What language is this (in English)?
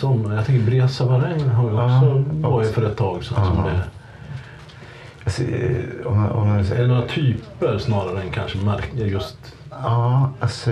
Swedish